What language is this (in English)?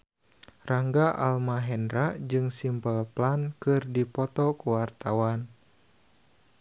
Sundanese